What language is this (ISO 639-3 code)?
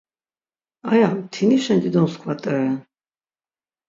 lzz